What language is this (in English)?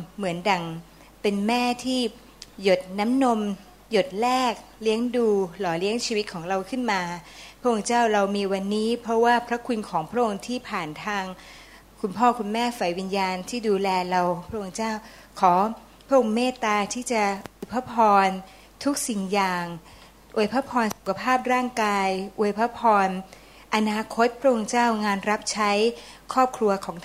Thai